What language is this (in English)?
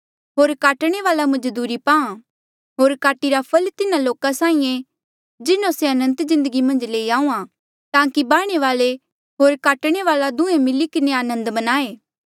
Mandeali